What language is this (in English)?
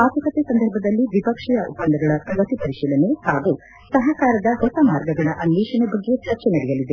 Kannada